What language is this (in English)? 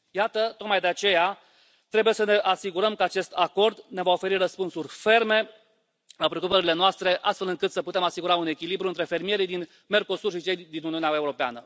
Romanian